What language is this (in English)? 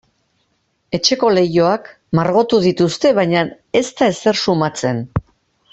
Basque